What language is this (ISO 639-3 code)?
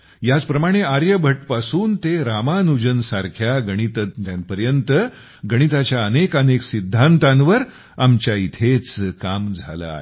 mar